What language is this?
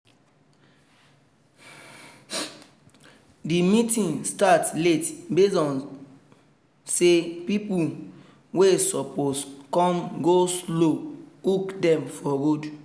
Nigerian Pidgin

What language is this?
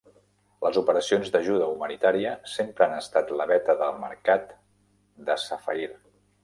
Catalan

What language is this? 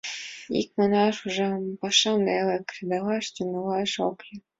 Mari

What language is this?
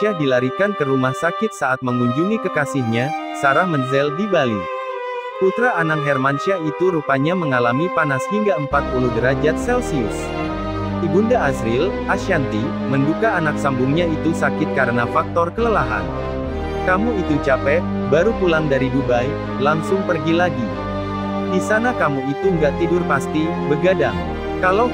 Indonesian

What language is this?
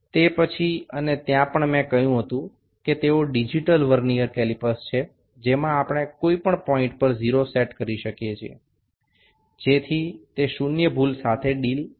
Bangla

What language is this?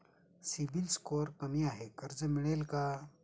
Marathi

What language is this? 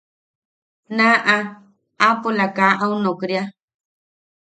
Yaqui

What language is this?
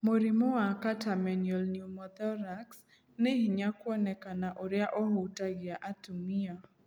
Kikuyu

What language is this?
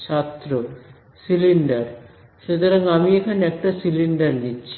Bangla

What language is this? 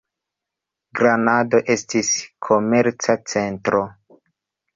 Esperanto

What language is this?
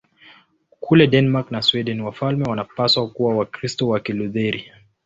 Swahili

